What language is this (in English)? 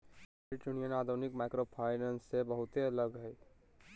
Magahi